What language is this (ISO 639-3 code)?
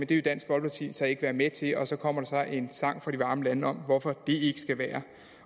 dan